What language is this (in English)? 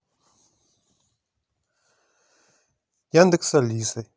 Russian